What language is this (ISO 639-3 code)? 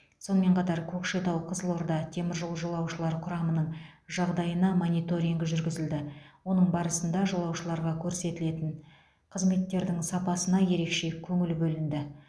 kaz